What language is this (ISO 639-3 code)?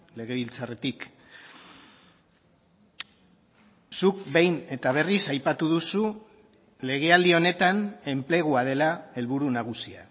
eus